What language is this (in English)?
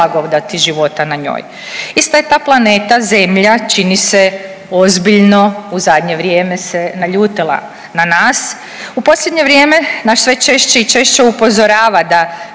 Croatian